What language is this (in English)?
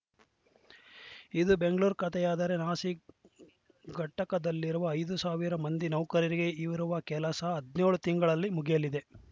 Kannada